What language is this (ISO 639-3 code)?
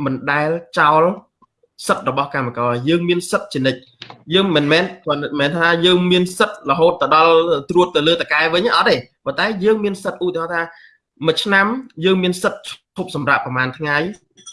vie